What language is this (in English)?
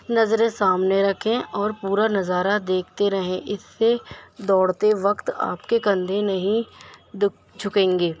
Urdu